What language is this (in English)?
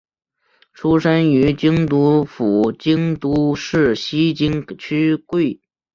Chinese